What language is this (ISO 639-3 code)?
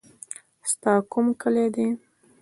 pus